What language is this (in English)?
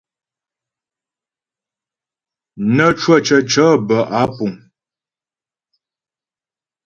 Ghomala